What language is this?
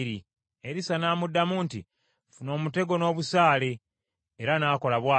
Ganda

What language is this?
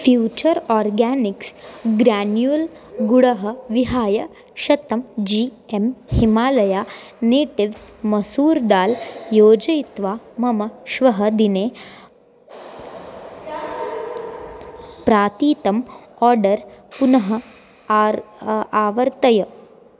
Sanskrit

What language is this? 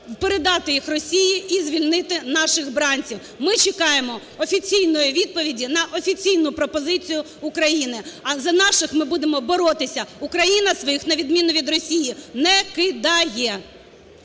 Ukrainian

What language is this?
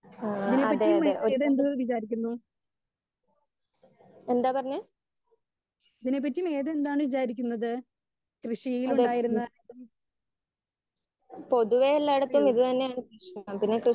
Malayalam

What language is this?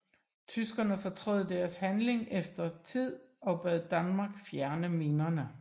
Danish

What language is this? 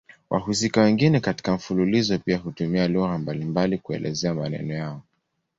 Swahili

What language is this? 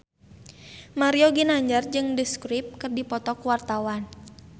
Sundanese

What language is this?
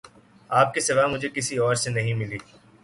Urdu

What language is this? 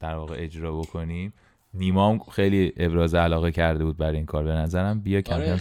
Persian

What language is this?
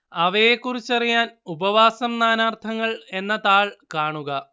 Malayalam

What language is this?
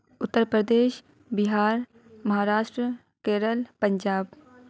Urdu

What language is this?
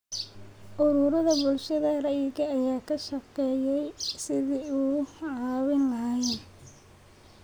Somali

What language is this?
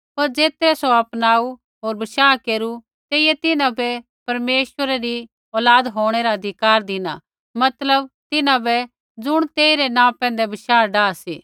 Kullu Pahari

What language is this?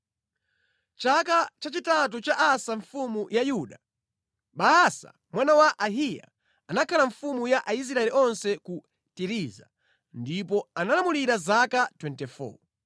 Nyanja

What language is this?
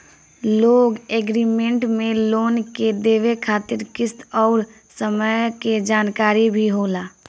Bhojpuri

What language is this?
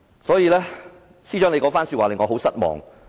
Cantonese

